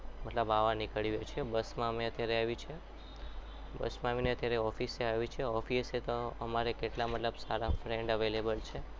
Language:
Gujarati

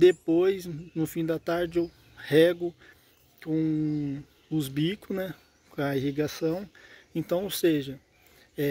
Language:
Portuguese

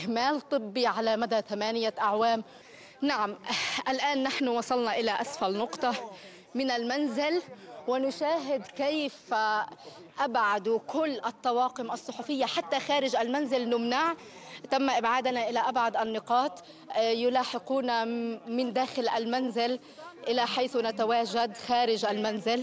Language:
Arabic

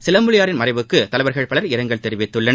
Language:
Tamil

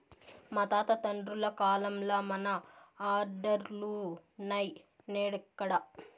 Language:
Telugu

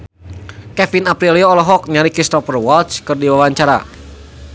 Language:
Sundanese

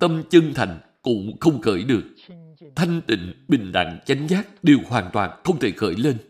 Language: Vietnamese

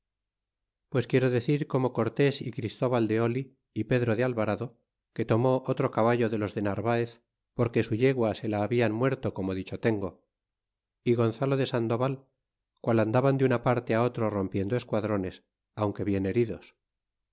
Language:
Spanish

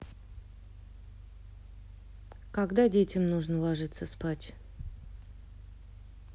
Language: Russian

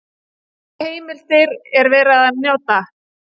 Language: Icelandic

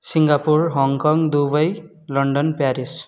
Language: Nepali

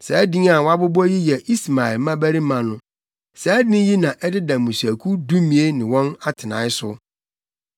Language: Akan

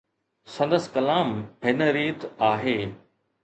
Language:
Sindhi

